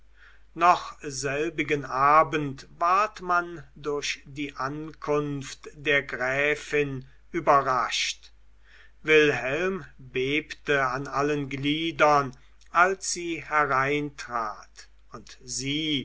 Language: German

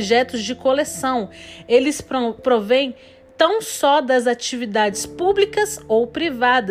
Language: Portuguese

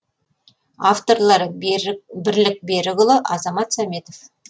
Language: Kazakh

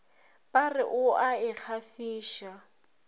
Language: Northern Sotho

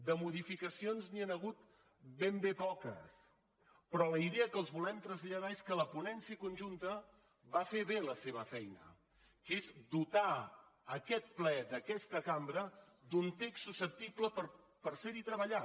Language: Catalan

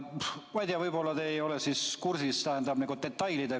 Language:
Estonian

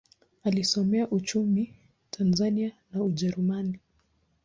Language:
Swahili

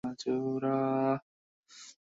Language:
Bangla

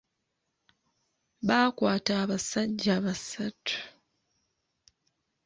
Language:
Ganda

